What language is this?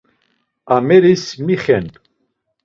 Laz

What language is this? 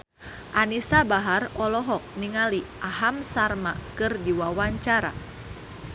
Sundanese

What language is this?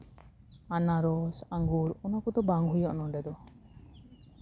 Santali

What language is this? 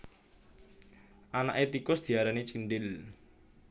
Javanese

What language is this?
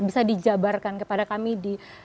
Indonesian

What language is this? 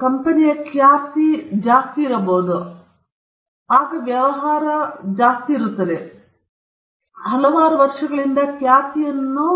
Kannada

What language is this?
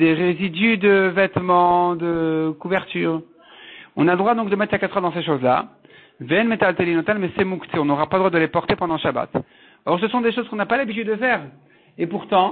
French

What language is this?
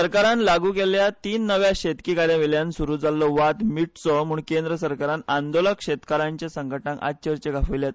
Konkani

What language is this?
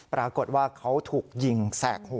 Thai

